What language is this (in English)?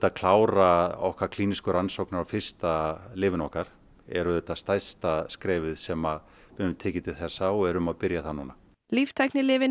Icelandic